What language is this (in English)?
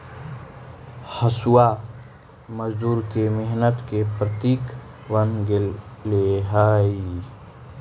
Magahi